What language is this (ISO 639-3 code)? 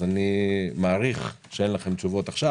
heb